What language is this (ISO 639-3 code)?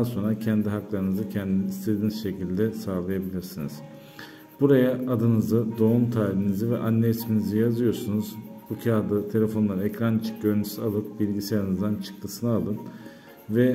tur